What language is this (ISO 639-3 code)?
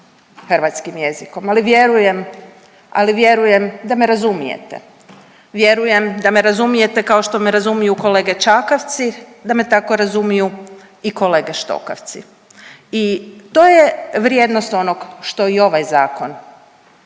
hrv